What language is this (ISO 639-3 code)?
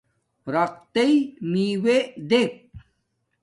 dmk